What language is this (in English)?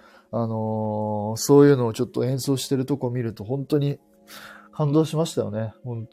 Japanese